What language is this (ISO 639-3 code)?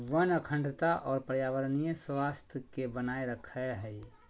mag